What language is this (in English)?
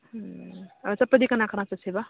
Manipuri